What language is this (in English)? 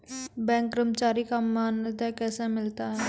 Maithili